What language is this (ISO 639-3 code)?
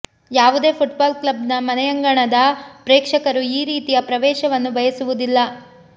kan